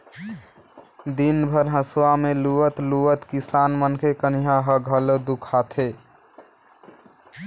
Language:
Chhattisgarhi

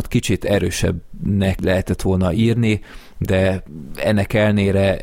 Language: Hungarian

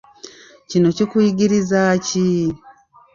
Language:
Ganda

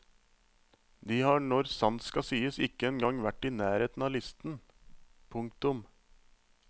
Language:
Norwegian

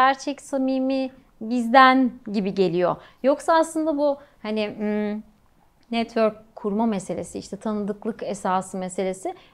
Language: Turkish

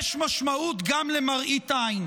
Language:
Hebrew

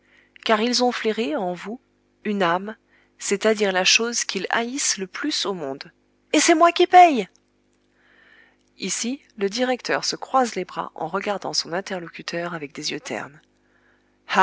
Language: French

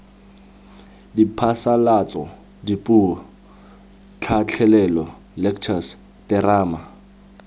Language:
Tswana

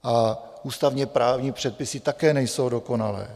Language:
Czech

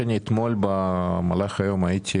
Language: Hebrew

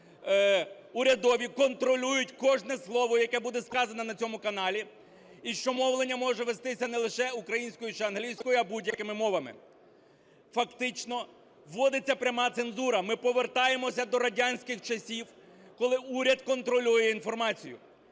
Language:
Ukrainian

